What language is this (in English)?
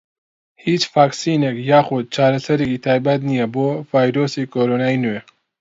Central Kurdish